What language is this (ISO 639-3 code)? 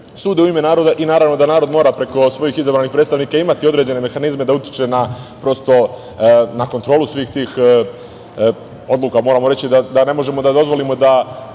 srp